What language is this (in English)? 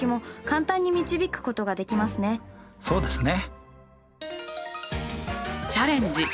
Japanese